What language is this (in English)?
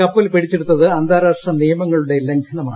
Malayalam